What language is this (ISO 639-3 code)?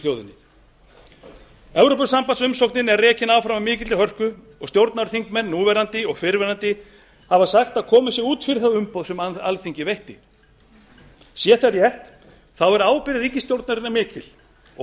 isl